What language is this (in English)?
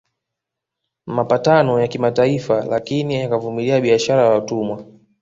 Swahili